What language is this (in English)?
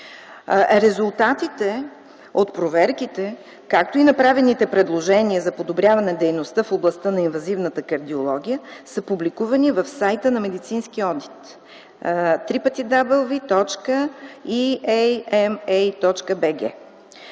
Bulgarian